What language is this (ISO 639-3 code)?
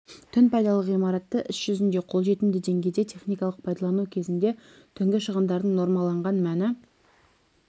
kaz